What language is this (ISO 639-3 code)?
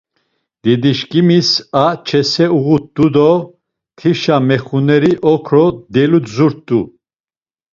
lzz